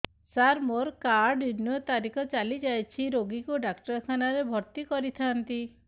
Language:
Odia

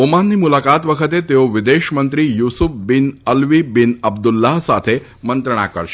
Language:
Gujarati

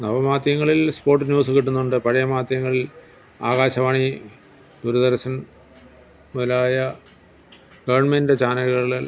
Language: Malayalam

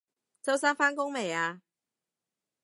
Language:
Cantonese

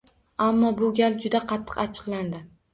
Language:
Uzbek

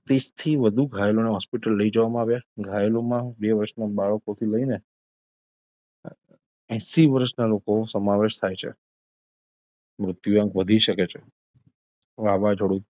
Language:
Gujarati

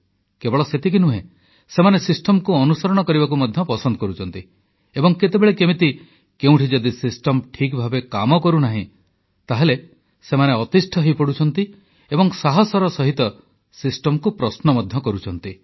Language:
Odia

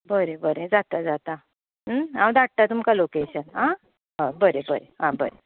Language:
Konkani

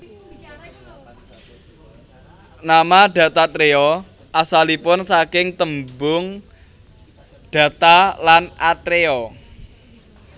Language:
Javanese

